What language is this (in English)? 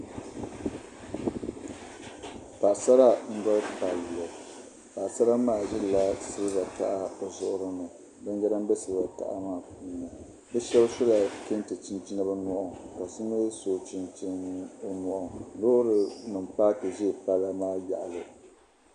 Dagbani